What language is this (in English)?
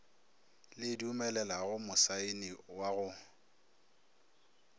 Northern Sotho